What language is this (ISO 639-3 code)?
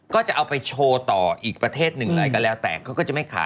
tha